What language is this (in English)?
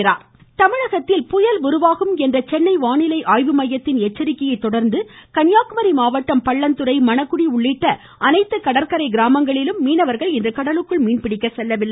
Tamil